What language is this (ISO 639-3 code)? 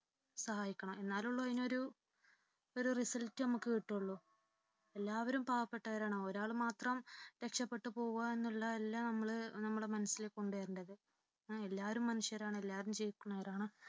mal